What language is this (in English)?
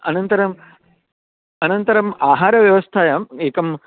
Sanskrit